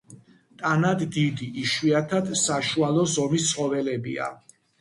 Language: Georgian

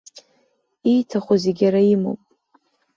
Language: Abkhazian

